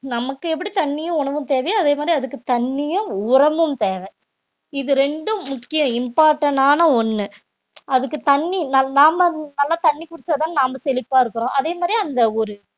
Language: Tamil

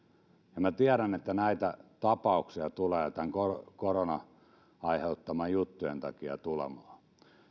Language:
Finnish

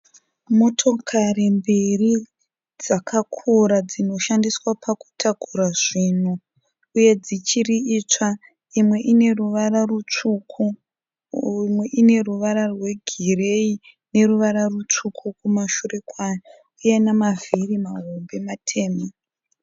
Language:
Shona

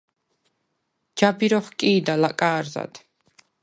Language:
Svan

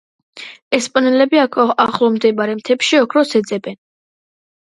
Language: Georgian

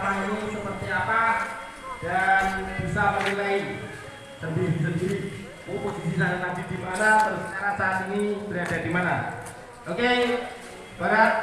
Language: Indonesian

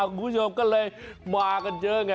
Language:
Thai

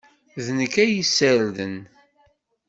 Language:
Kabyle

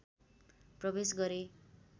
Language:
Nepali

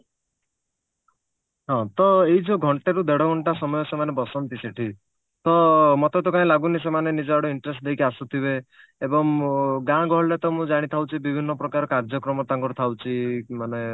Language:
Odia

